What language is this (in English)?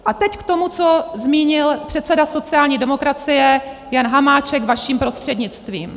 Czech